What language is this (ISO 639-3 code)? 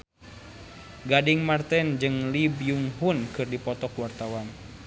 sun